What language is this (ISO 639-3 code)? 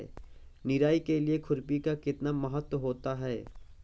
hin